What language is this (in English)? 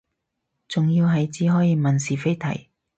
Cantonese